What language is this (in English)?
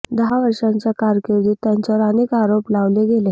Marathi